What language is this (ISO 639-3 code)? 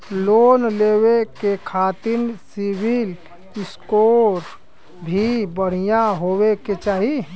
bho